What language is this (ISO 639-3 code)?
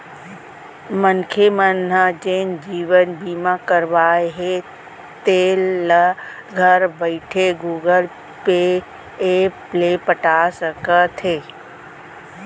hne